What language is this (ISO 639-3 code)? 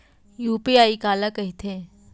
hne